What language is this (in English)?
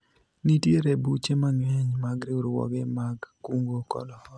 Luo (Kenya and Tanzania)